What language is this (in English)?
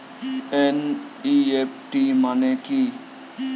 Bangla